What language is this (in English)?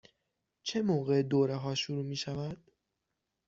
Persian